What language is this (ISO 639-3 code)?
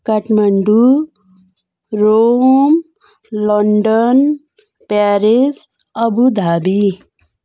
nep